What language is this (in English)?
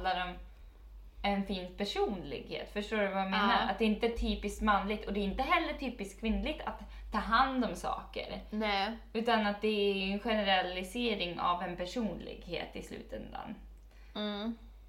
Swedish